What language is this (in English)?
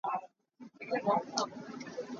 Hakha Chin